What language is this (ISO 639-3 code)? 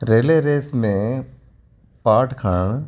snd